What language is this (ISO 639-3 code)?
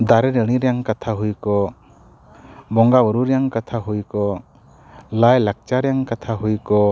sat